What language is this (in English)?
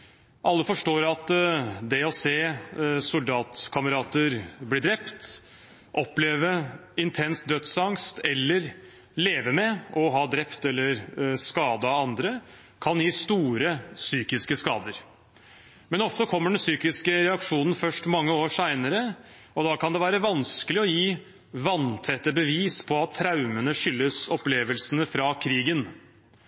Norwegian Bokmål